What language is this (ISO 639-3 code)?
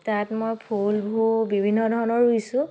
asm